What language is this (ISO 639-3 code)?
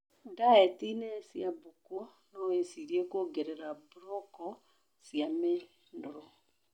kik